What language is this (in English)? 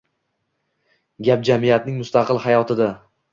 Uzbek